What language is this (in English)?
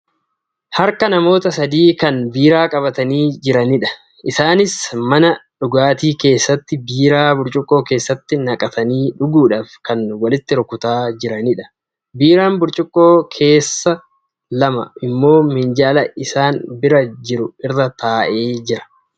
Oromo